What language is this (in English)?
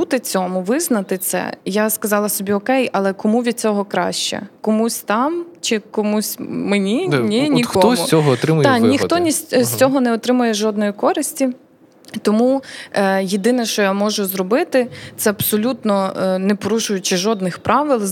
Ukrainian